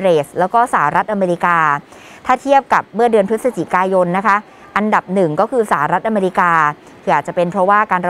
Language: Thai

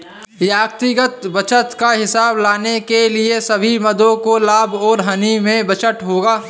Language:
Hindi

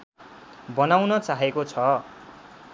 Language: Nepali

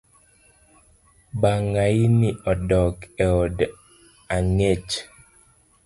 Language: Luo (Kenya and Tanzania)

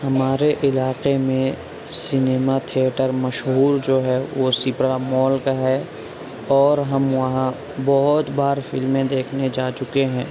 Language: Urdu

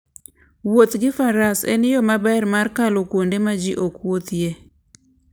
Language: Luo (Kenya and Tanzania)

